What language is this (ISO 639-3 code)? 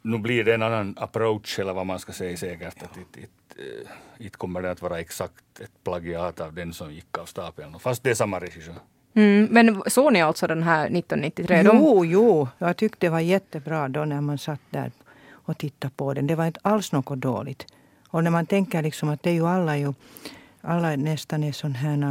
swe